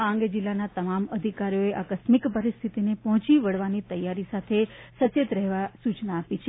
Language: Gujarati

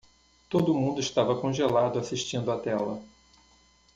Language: Portuguese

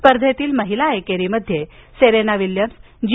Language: Marathi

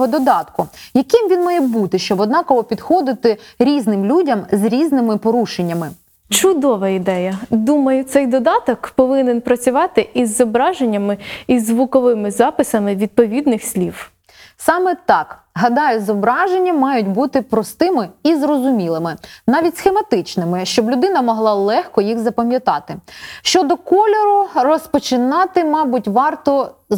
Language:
Ukrainian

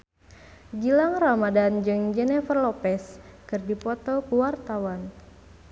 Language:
Sundanese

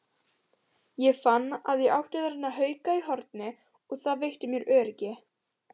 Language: Icelandic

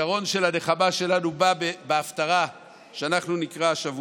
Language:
Hebrew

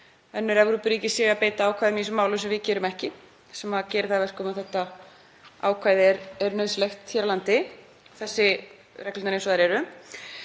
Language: Icelandic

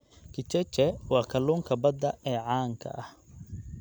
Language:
Somali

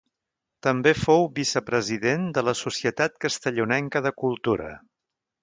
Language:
Catalan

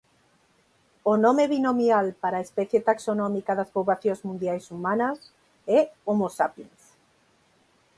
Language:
Galician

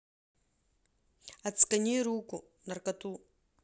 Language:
Russian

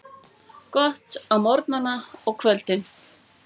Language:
Icelandic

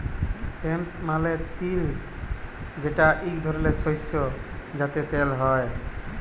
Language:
Bangla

